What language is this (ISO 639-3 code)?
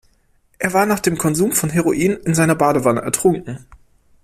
deu